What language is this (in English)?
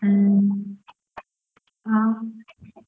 Kannada